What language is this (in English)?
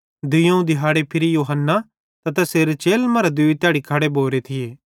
Bhadrawahi